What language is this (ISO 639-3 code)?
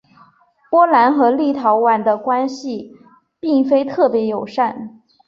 zho